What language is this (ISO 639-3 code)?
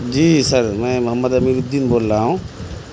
urd